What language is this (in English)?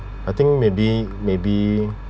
English